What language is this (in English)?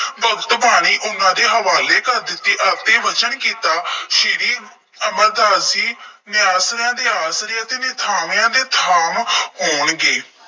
Punjabi